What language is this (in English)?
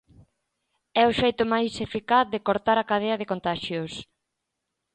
Galician